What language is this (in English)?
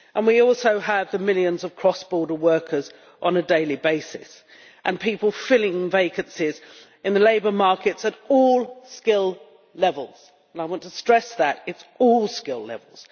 English